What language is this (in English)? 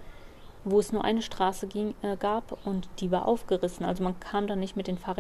German